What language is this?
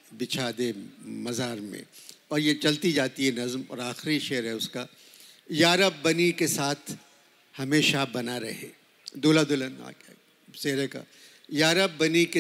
Hindi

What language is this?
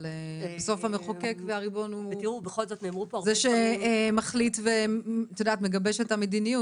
Hebrew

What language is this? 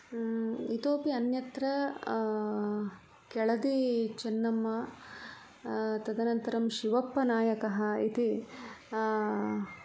Sanskrit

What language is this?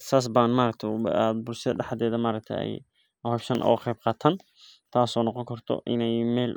Somali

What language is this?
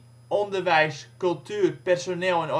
Dutch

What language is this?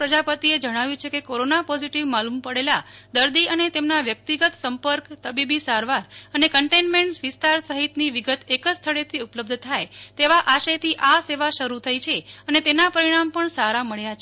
Gujarati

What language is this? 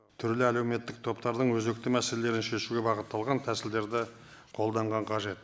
Kazakh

